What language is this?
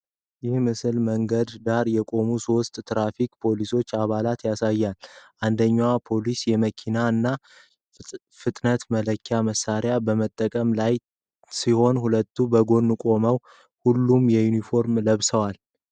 Amharic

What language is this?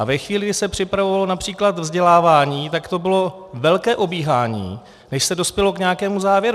Czech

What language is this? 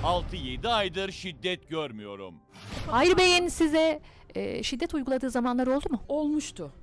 Turkish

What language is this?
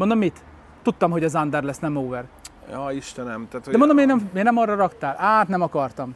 Hungarian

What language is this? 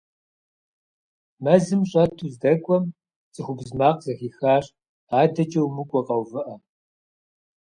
Kabardian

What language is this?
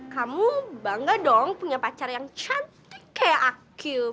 Indonesian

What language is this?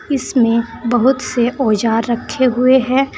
Hindi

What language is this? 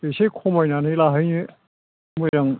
Bodo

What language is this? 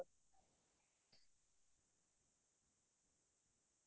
Assamese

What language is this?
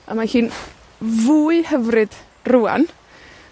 Welsh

